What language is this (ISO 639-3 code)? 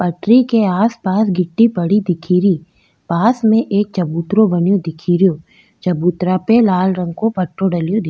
raj